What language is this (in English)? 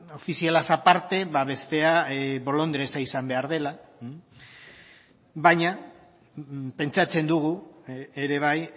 Basque